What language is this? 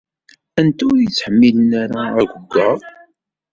Kabyle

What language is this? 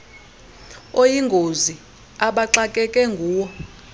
Xhosa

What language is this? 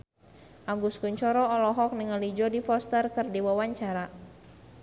Sundanese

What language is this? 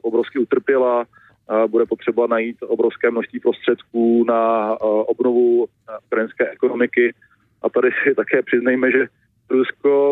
Czech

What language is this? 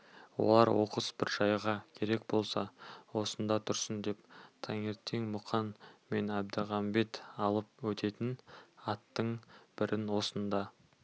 Kazakh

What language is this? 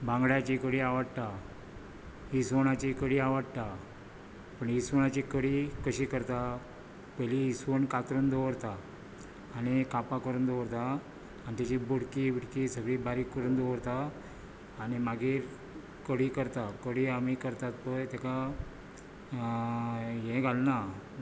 Konkani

